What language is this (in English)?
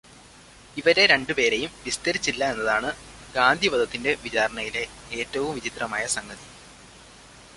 Malayalam